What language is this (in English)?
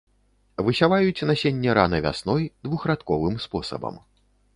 Belarusian